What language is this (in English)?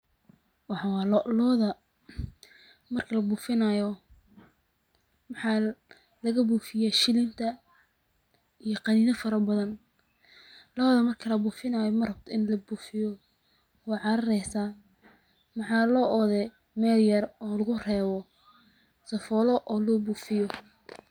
Somali